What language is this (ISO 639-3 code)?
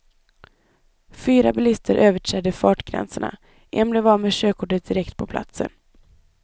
swe